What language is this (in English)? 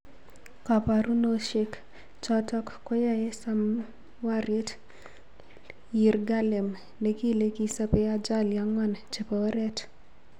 Kalenjin